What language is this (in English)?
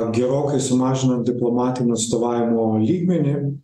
Lithuanian